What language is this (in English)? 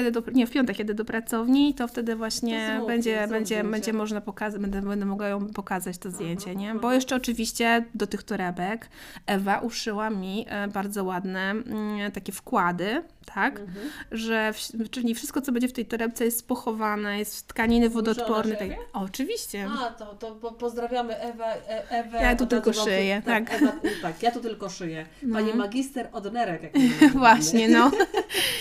Polish